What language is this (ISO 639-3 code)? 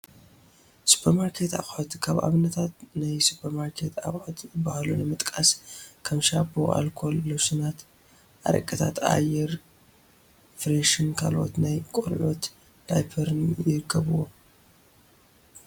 tir